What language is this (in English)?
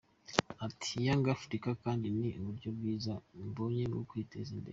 Kinyarwanda